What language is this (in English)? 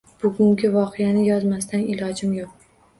Uzbek